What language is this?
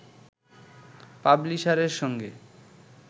Bangla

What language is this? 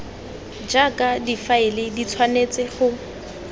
Tswana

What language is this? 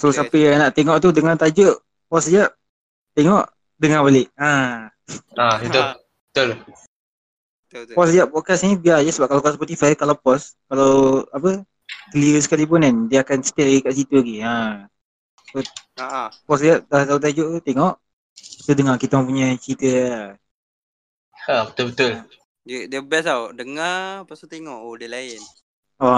Malay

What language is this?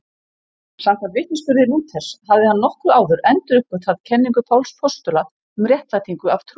Icelandic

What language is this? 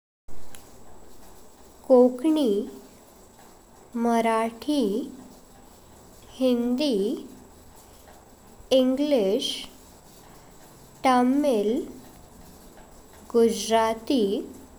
Konkani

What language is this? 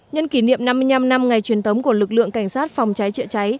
Vietnamese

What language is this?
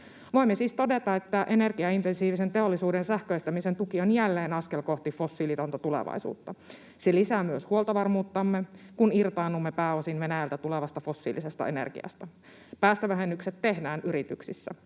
Finnish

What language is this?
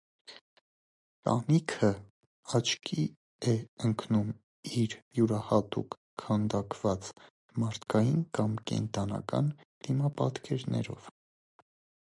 Armenian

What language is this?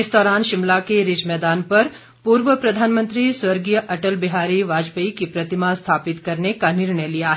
Hindi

